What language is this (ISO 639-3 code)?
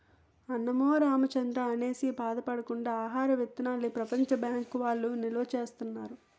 tel